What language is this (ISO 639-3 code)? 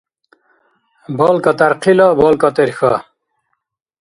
dar